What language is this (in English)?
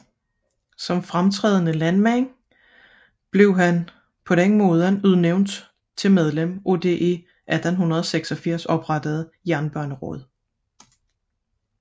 Danish